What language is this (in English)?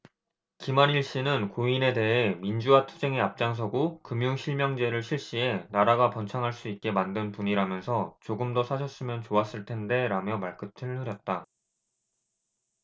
Korean